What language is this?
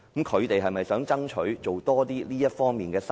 Cantonese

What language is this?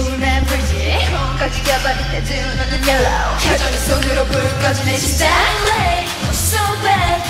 Indonesian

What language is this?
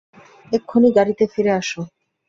Bangla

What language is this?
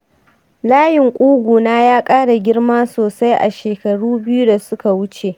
Hausa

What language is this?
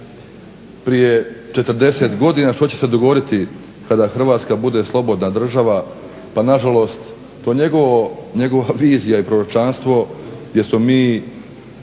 Croatian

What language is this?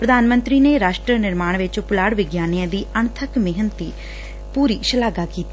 Punjabi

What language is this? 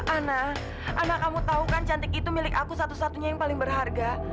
Indonesian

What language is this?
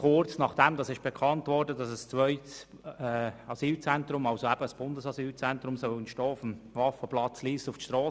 Swiss German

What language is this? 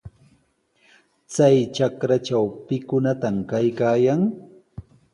Sihuas Ancash Quechua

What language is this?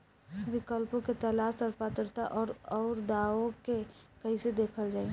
Bhojpuri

